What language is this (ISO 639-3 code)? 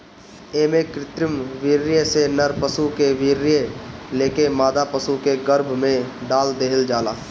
bho